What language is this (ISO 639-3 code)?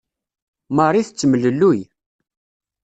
kab